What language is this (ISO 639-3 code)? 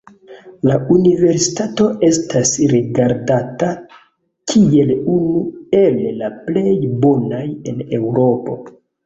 epo